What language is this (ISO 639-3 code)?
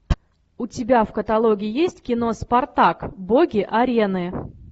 rus